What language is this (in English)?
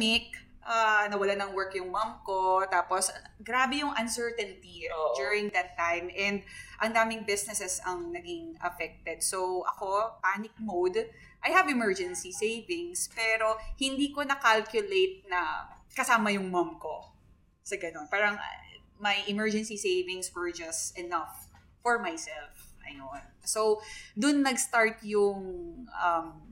Filipino